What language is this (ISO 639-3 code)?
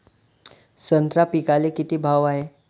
mar